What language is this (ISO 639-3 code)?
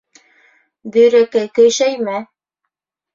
bak